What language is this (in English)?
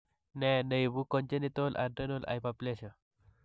Kalenjin